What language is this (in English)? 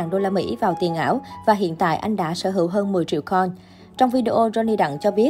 Vietnamese